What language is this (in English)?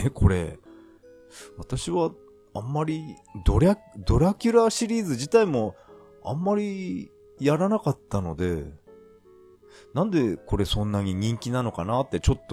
Japanese